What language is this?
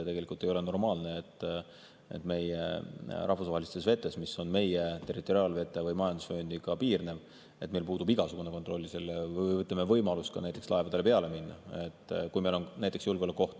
Estonian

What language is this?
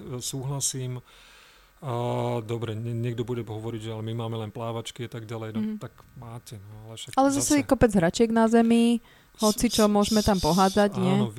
Slovak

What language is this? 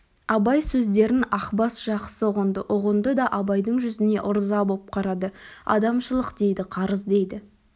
Kazakh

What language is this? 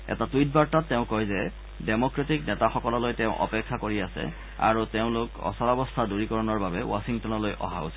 Assamese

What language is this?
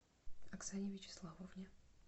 Russian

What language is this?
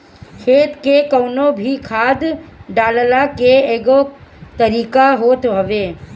Bhojpuri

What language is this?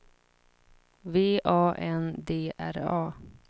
Swedish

